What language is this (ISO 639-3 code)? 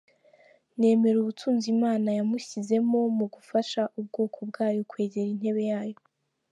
kin